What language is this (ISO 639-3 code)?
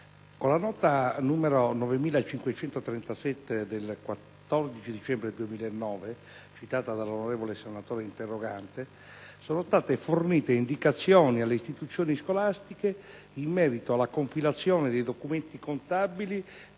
ita